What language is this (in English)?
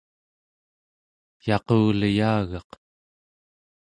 Central Yupik